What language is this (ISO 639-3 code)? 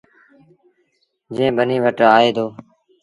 sbn